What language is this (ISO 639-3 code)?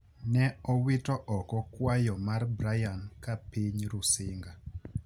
luo